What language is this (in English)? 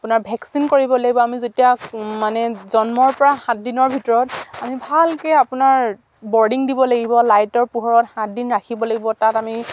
Assamese